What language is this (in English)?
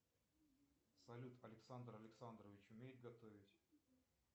Russian